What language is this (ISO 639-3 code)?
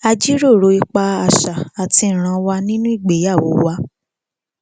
yor